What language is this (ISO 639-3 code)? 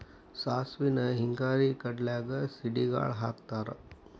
kan